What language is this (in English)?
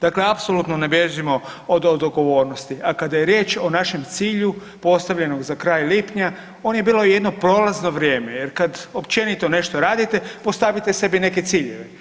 Croatian